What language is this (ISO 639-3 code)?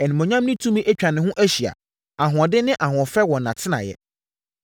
aka